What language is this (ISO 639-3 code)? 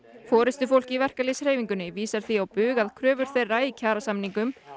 isl